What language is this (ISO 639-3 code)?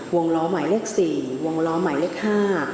tha